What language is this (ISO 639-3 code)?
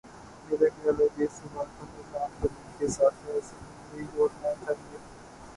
urd